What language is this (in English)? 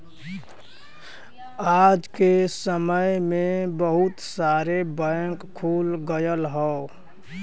Bhojpuri